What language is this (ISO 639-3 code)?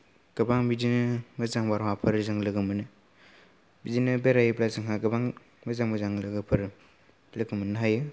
brx